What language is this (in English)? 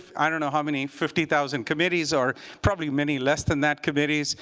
English